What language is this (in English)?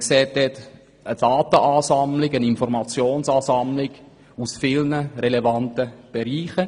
Swiss German